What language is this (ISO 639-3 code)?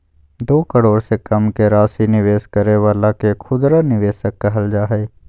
mag